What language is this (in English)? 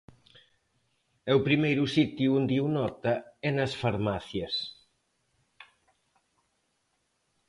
Galician